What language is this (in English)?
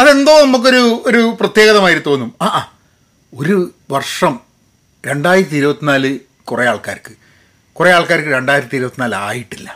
Malayalam